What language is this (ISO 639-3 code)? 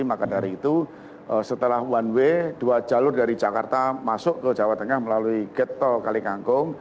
ind